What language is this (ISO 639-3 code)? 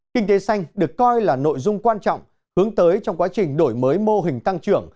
vie